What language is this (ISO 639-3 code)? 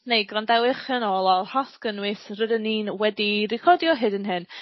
cym